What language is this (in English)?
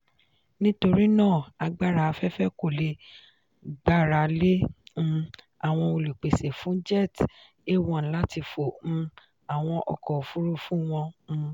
Yoruba